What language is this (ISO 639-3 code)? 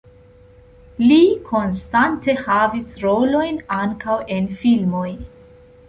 epo